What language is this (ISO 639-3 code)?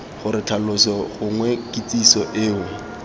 tsn